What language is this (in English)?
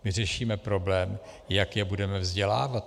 Czech